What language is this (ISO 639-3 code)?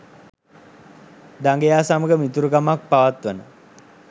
sin